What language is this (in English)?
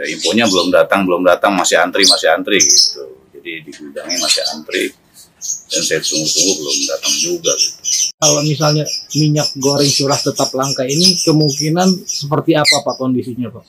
Indonesian